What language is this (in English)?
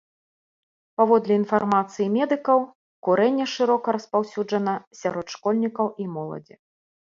Belarusian